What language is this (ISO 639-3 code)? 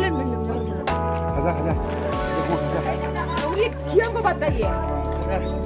kor